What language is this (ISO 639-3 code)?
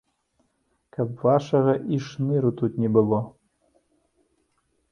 bel